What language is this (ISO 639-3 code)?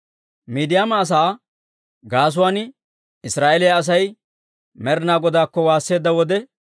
dwr